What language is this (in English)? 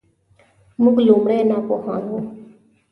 Pashto